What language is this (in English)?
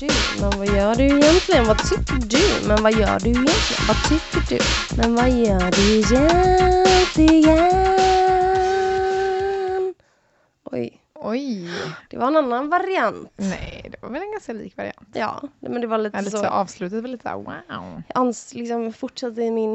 Swedish